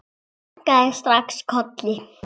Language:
Icelandic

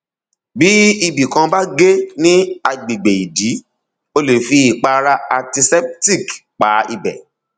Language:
Yoruba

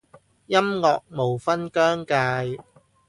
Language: Cantonese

